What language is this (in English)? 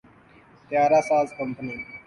Urdu